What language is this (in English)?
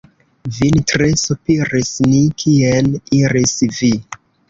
Esperanto